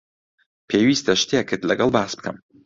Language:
Central Kurdish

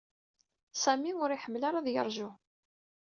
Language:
Kabyle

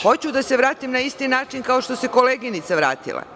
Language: Serbian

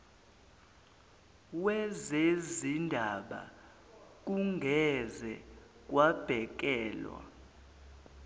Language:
Zulu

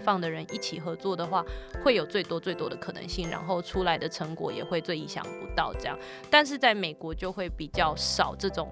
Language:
Chinese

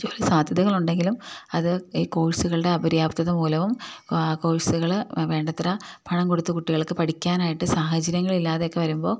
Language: Malayalam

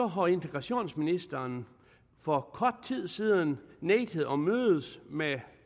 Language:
Danish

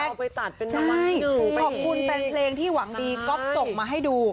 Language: Thai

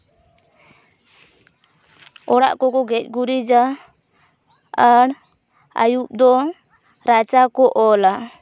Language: Santali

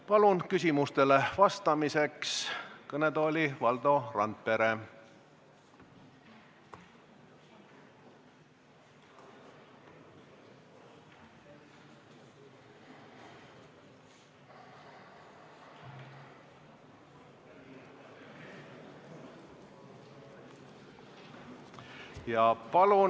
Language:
Estonian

